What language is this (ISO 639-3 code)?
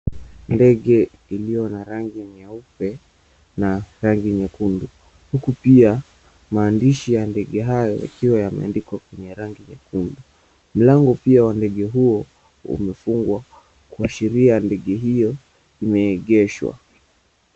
swa